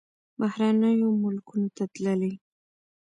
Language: Pashto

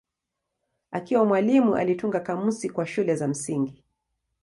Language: Swahili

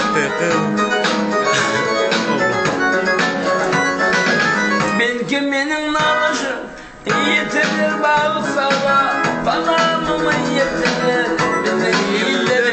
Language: Turkish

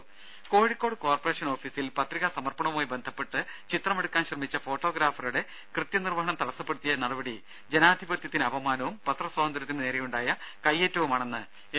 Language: Malayalam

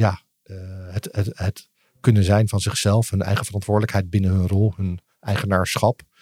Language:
Dutch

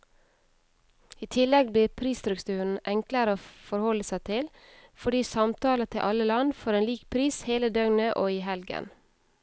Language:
Norwegian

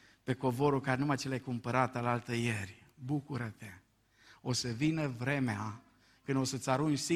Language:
Romanian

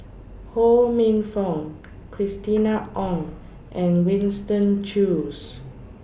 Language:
English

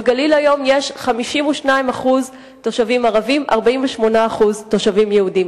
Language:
Hebrew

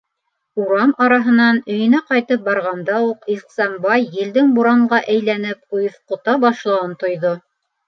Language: Bashkir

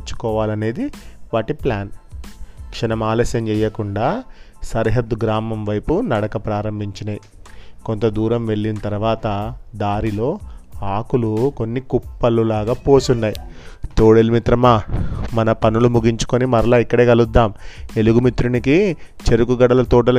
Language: Telugu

